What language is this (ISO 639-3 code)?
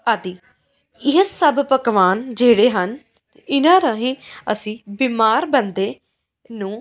pan